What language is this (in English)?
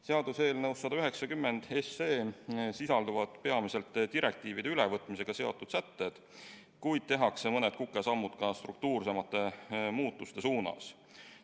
Estonian